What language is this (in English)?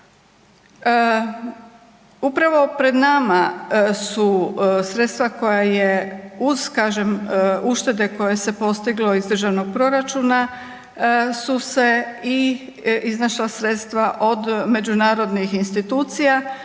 Croatian